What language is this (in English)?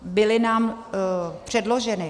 Czech